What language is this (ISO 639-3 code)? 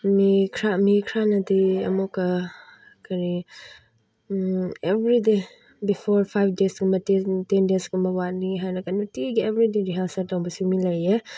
mni